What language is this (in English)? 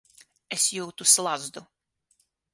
Latvian